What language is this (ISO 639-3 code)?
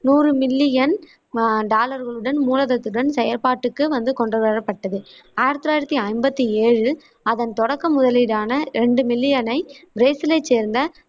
tam